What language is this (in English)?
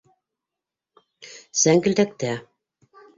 Bashkir